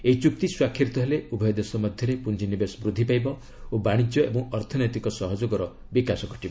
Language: Odia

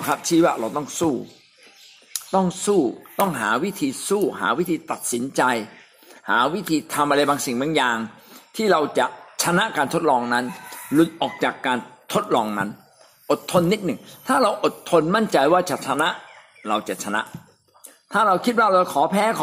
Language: Thai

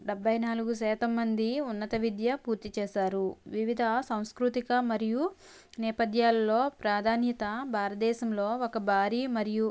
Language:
Telugu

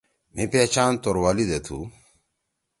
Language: Torwali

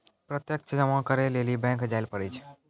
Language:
Maithili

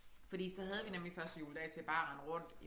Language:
Danish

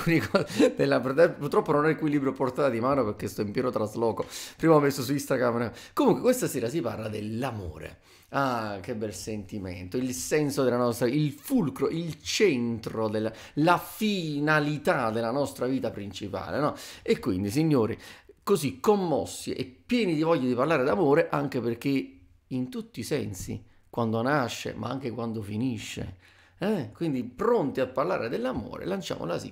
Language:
Italian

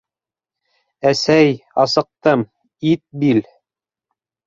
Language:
Bashkir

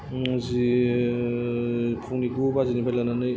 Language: Bodo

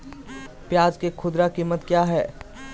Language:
Magahi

